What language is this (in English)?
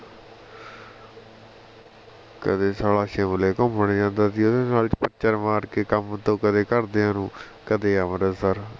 Punjabi